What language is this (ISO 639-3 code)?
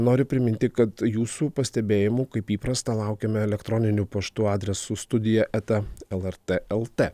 lit